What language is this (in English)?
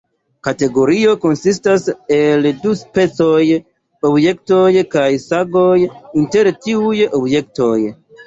Esperanto